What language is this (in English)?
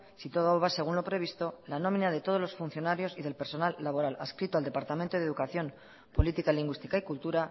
Spanish